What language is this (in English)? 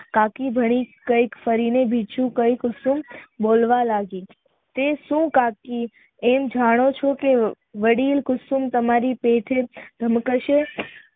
Gujarati